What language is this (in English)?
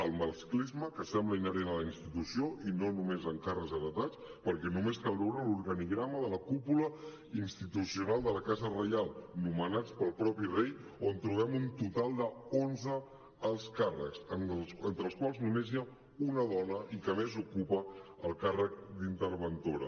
Catalan